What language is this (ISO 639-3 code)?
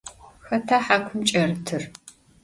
ady